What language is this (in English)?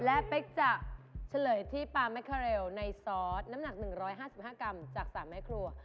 Thai